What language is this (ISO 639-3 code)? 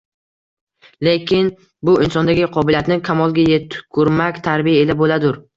uzb